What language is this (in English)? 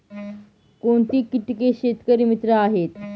Marathi